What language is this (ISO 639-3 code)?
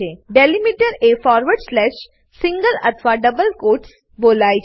guj